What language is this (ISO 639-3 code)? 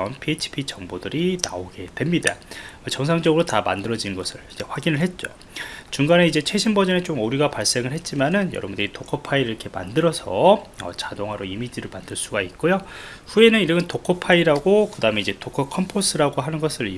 kor